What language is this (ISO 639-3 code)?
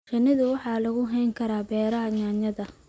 som